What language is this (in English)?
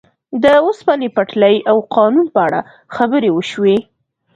Pashto